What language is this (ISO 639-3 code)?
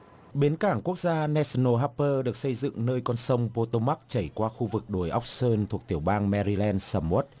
vie